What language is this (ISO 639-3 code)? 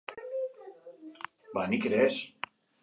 eus